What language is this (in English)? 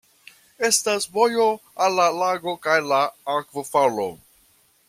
Esperanto